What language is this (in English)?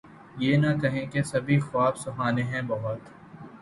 Urdu